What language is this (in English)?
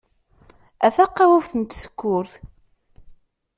Kabyle